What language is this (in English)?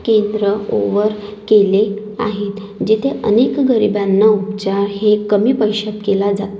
Marathi